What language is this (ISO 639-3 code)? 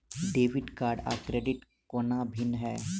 mai